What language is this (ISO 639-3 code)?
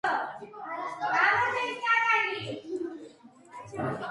kat